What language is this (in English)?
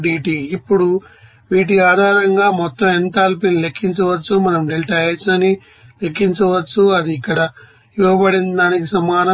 Telugu